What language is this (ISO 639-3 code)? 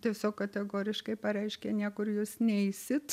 lit